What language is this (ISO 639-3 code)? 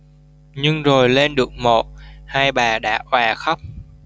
vie